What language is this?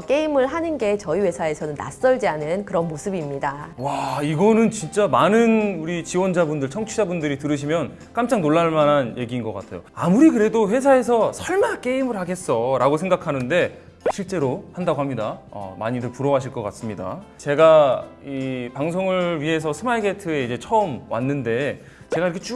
Korean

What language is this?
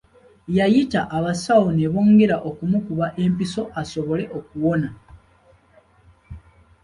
Ganda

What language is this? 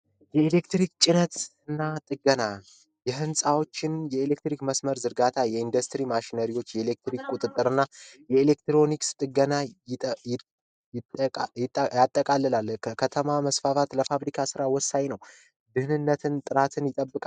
Amharic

